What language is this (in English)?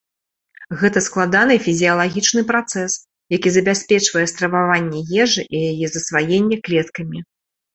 Belarusian